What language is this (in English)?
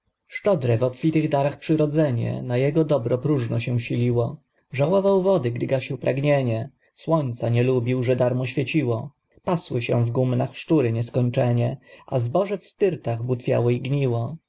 Polish